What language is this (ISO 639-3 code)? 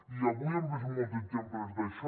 cat